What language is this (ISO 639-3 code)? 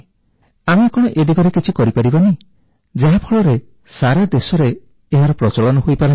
ori